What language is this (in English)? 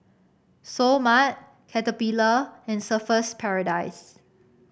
English